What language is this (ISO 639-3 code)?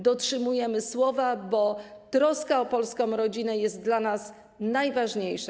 pol